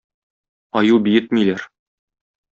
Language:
Tatar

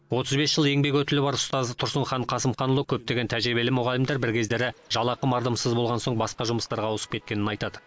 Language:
Kazakh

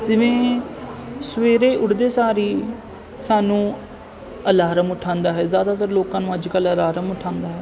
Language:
Punjabi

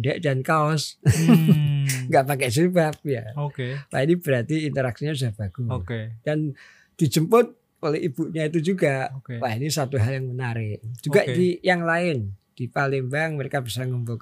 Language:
Indonesian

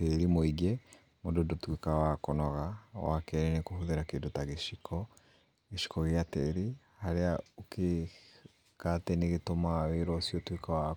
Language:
Kikuyu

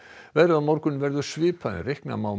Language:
Icelandic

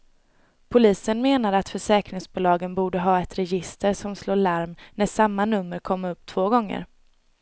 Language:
Swedish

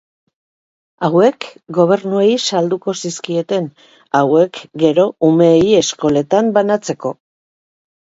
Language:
Basque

